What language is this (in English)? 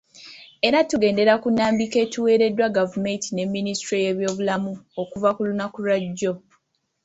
Ganda